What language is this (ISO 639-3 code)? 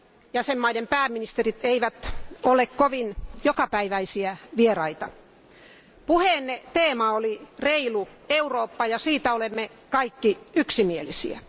fin